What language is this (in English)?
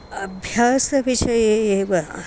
Sanskrit